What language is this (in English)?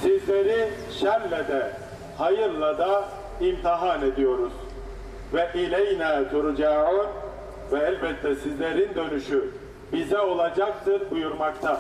Turkish